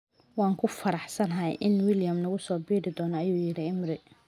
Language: Somali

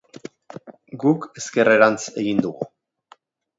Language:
Basque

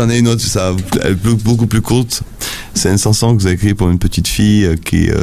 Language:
French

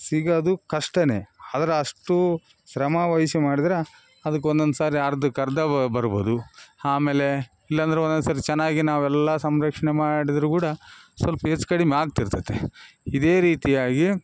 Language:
Kannada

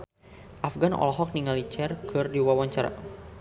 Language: Sundanese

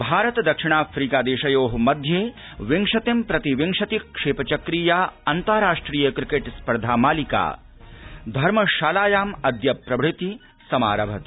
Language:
Sanskrit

